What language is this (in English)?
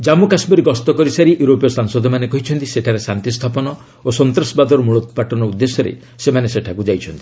Odia